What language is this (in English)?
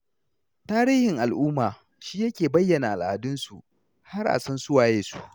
Hausa